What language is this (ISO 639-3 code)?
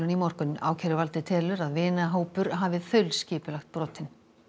isl